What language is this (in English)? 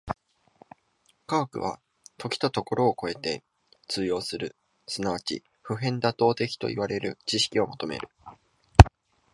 Japanese